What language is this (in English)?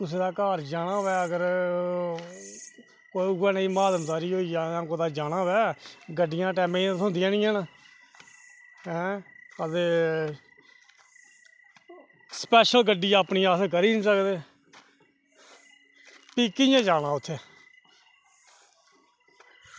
Dogri